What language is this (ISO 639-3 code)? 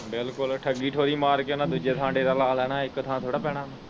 pan